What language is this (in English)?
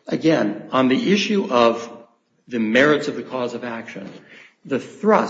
English